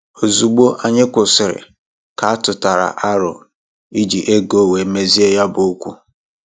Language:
Igbo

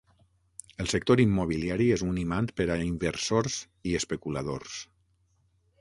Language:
Catalan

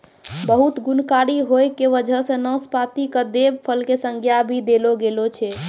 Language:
Maithili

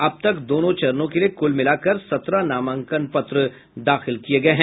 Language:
Hindi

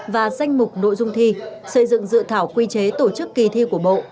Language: Vietnamese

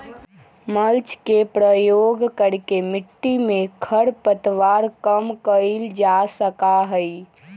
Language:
Magahi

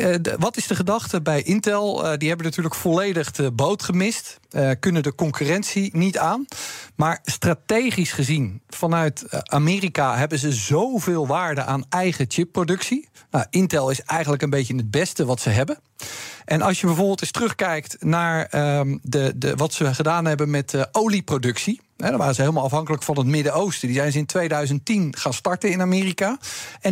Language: Dutch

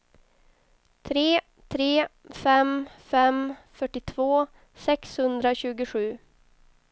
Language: Swedish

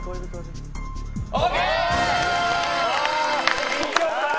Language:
Japanese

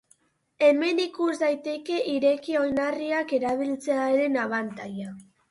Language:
Basque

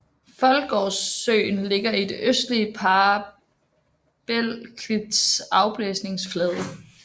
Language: Danish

